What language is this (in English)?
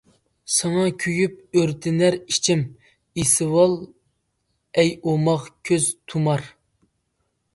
Uyghur